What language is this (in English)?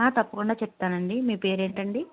Telugu